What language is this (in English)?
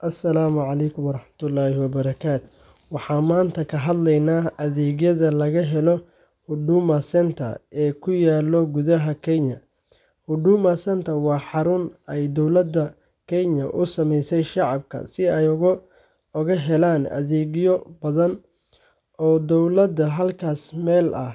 Somali